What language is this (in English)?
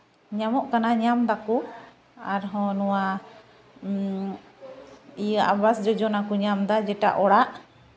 Santali